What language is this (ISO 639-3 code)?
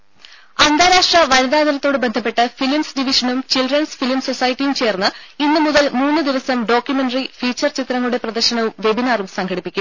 mal